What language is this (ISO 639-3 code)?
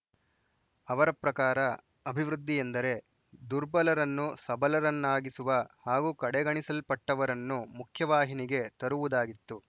kan